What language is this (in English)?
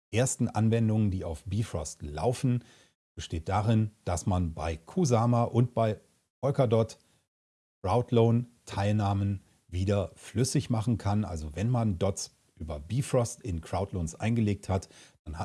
German